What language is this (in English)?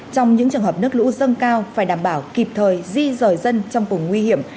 Vietnamese